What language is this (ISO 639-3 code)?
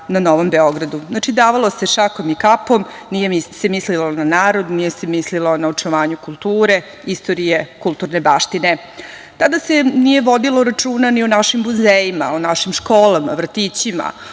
srp